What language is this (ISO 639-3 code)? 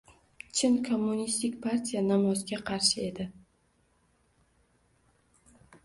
uzb